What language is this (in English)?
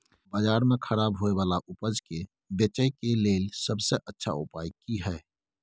Maithili